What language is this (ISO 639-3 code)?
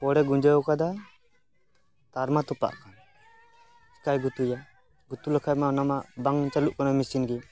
sat